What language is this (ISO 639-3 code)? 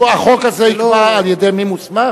heb